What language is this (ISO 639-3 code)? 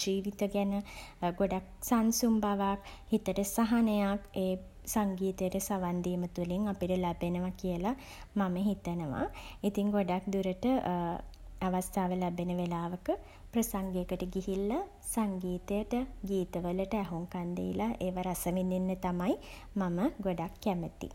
sin